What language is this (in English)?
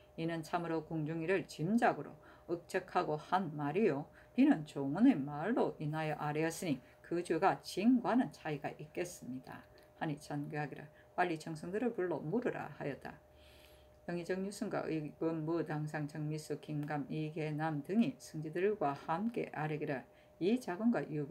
Korean